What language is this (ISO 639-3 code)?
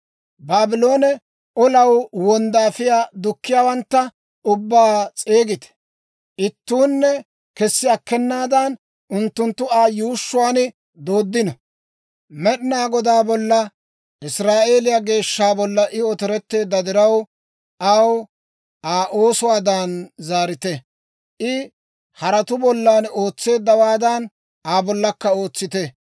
dwr